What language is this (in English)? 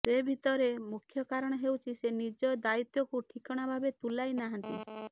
Odia